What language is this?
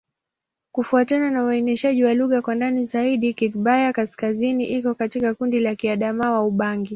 Swahili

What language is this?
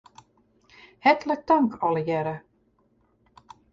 Western Frisian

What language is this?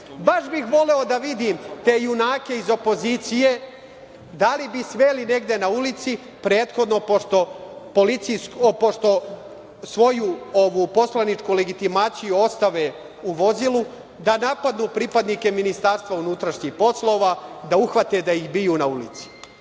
Serbian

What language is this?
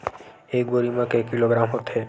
Chhattisgarhi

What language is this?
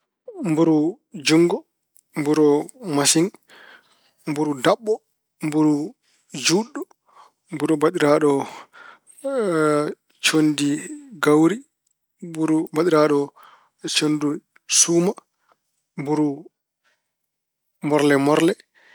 Fula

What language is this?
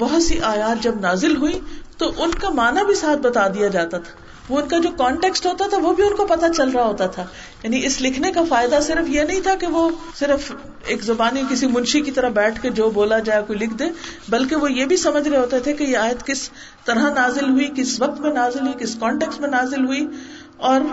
Urdu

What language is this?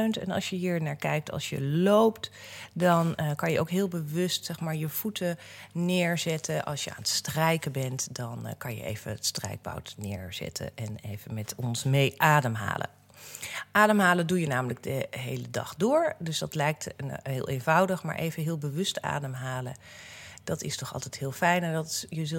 Dutch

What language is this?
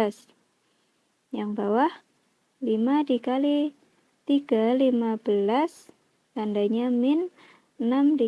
Indonesian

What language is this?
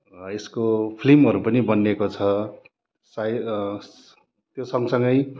Nepali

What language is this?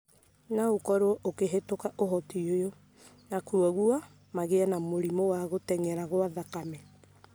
Kikuyu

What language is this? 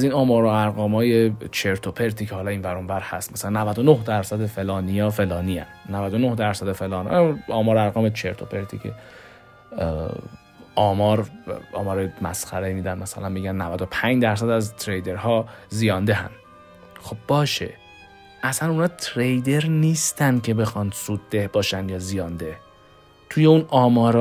Persian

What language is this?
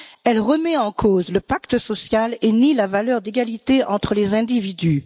French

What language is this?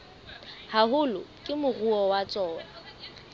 Southern Sotho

